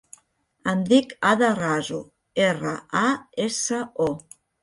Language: Catalan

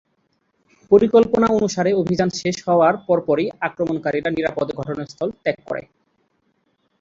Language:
Bangla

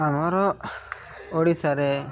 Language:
Odia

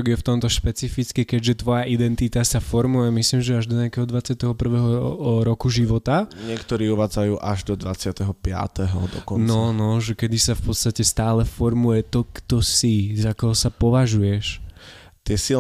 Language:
Slovak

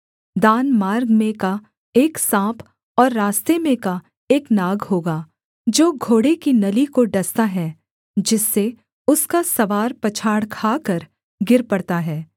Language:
Hindi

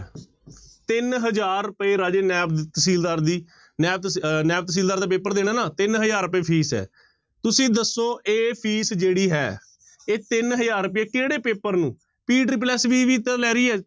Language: Punjabi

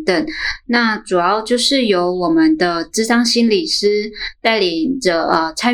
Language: Chinese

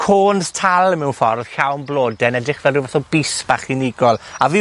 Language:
Welsh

